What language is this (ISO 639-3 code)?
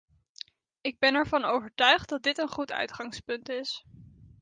nld